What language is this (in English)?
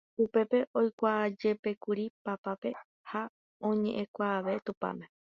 Guarani